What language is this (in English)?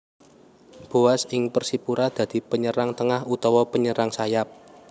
Javanese